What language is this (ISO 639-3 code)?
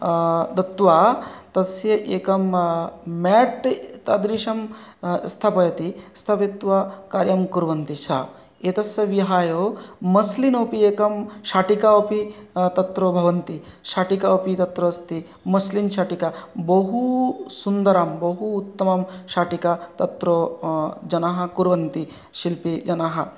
san